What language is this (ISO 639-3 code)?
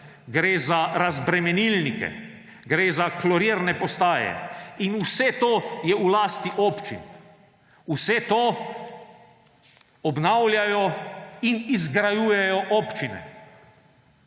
slv